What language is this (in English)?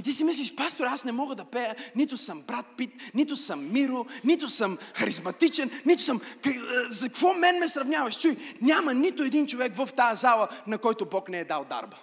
Bulgarian